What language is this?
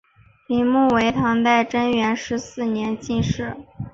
Chinese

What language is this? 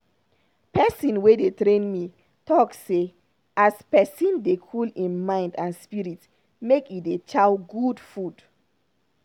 Nigerian Pidgin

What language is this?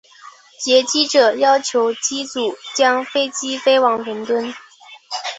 Chinese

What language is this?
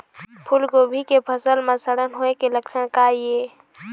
Chhattisgarhi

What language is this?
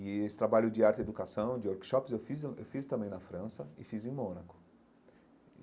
Portuguese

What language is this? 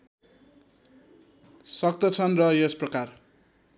Nepali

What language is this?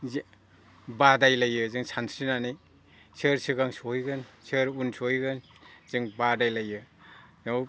Bodo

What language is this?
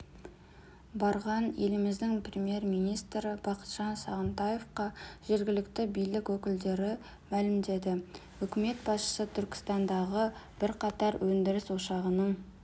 Kazakh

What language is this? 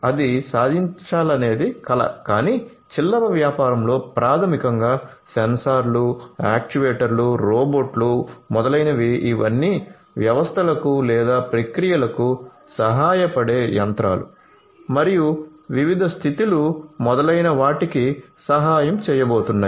Telugu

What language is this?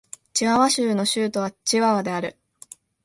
Japanese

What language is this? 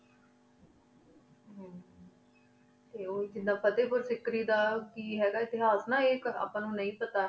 Punjabi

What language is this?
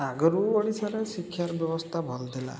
Odia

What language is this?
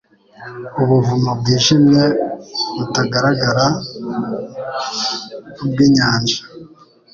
Kinyarwanda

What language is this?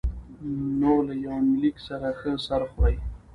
Pashto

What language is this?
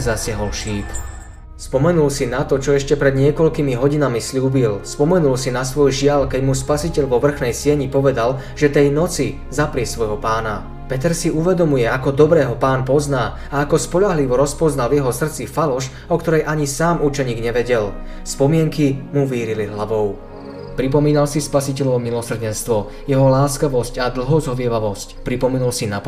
Slovak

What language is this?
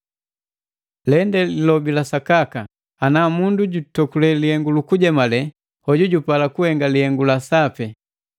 Matengo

